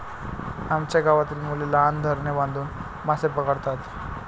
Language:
Marathi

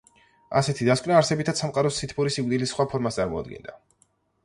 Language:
Georgian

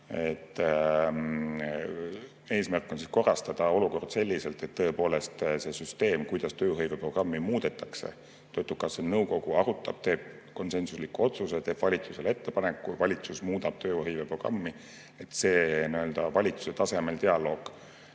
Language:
Estonian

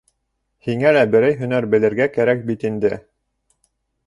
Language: Bashkir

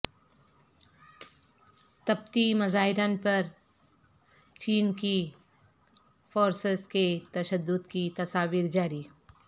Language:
Urdu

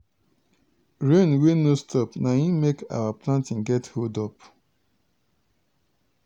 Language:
Nigerian Pidgin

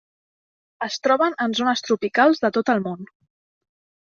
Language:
Catalan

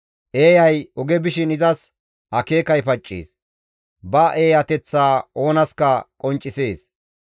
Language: Gamo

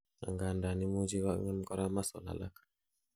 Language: Kalenjin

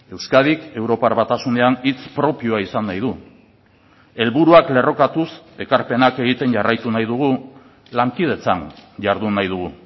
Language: Basque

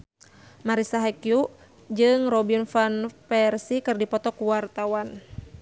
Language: Sundanese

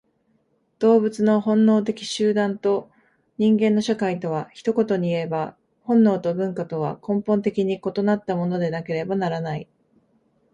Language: Japanese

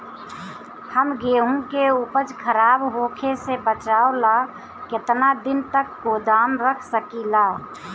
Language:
Bhojpuri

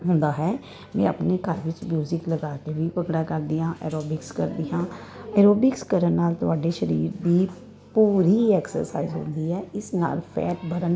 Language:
Punjabi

